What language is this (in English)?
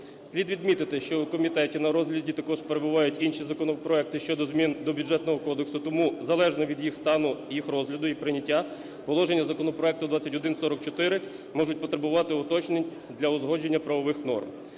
Ukrainian